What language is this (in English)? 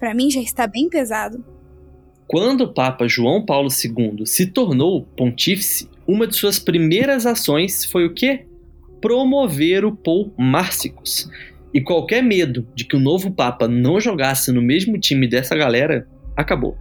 Portuguese